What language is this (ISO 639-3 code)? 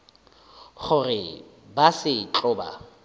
nso